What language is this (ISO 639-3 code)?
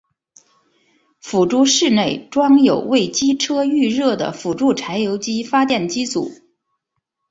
zho